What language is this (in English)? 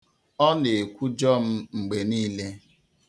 Igbo